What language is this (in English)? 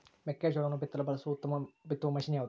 Kannada